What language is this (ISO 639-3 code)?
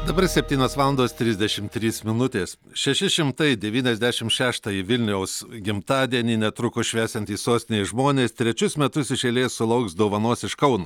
lit